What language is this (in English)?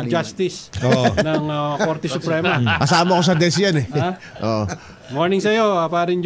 Filipino